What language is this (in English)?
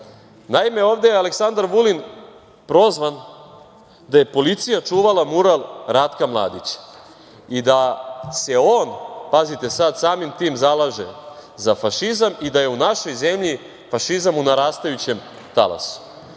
Serbian